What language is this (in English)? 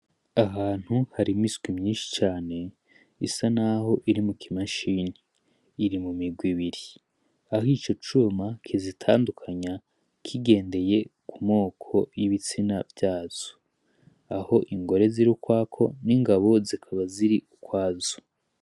Rundi